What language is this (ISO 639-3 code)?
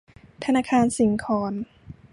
tha